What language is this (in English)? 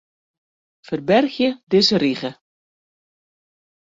Western Frisian